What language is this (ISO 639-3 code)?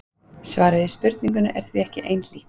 isl